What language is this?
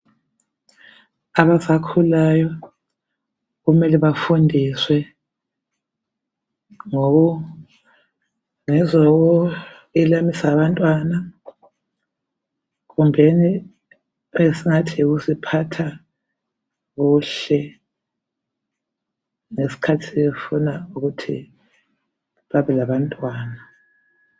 North Ndebele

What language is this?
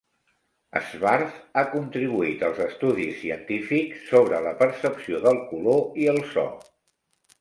Catalan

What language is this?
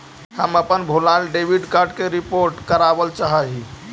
Magahi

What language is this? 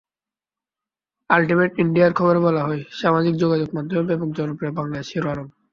Bangla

